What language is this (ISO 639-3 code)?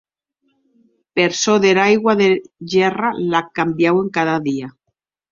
oci